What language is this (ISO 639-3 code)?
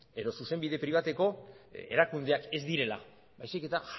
eus